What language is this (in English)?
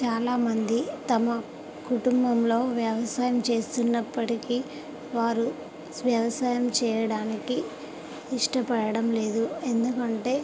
Telugu